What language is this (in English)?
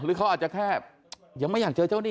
Thai